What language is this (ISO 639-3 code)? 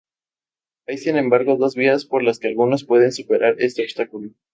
spa